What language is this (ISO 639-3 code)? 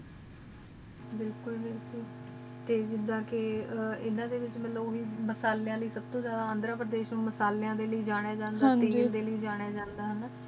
pan